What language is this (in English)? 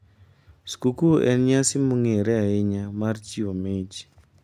Luo (Kenya and Tanzania)